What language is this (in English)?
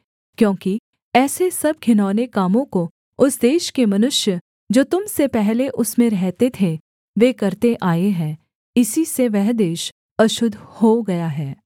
Hindi